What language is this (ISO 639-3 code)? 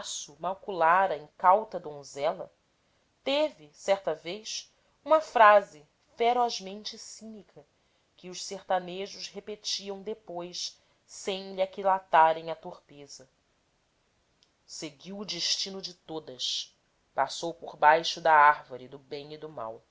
por